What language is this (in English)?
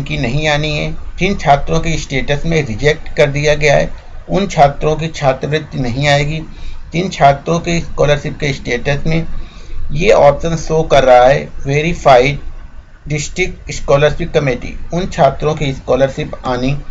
Hindi